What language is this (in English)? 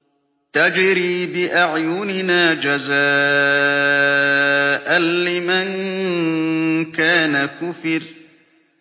Arabic